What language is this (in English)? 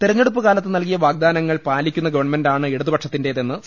Malayalam